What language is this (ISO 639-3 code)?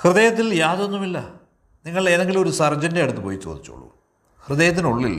mal